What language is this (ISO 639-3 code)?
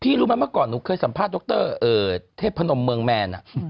tha